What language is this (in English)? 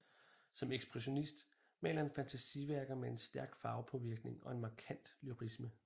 Danish